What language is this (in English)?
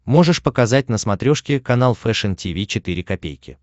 Russian